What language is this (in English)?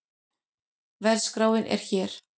Icelandic